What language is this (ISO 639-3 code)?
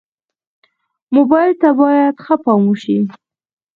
pus